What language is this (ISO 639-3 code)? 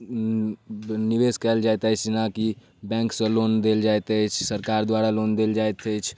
mai